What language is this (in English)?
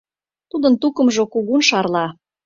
Mari